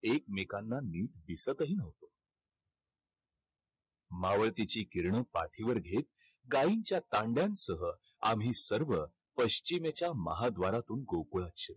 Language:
Marathi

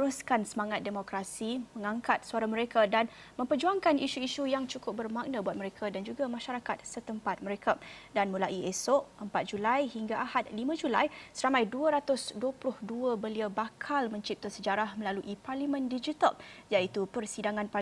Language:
Malay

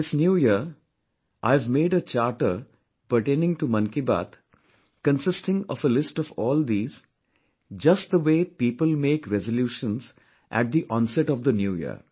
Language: English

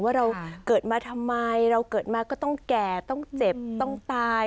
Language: Thai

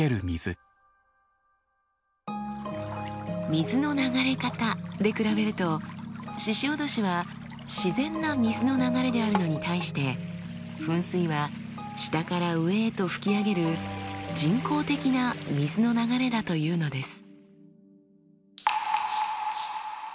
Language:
Japanese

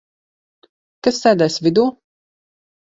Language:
Latvian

